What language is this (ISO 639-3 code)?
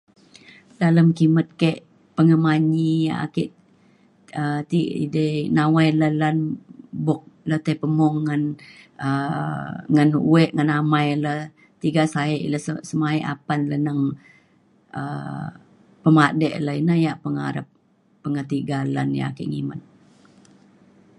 xkl